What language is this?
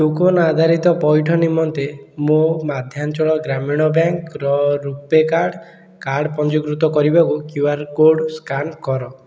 Odia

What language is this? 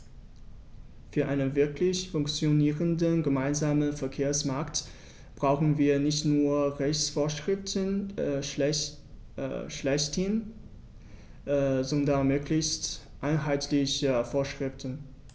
German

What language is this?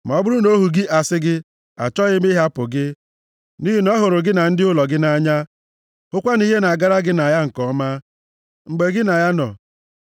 Igbo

